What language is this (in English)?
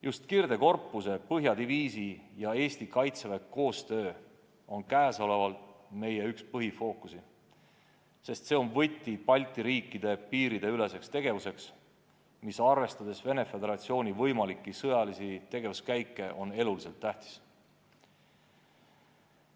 Estonian